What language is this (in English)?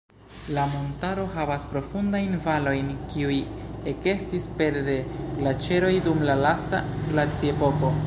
Esperanto